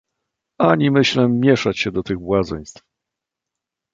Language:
Polish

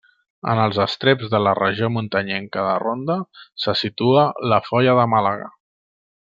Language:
Catalan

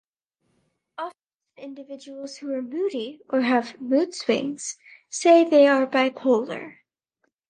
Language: English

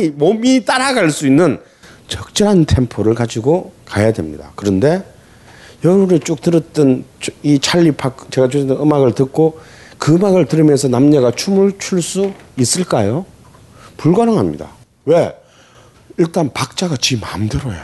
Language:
Korean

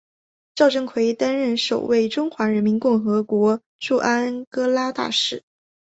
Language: Chinese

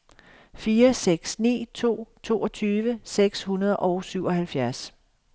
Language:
Danish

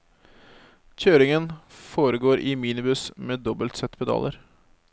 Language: Norwegian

